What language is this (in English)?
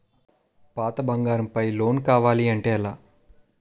Telugu